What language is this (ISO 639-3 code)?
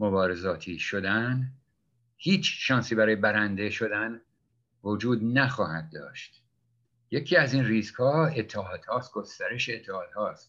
fas